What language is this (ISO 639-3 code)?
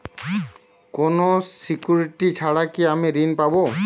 ben